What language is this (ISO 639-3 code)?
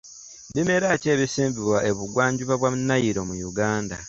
lug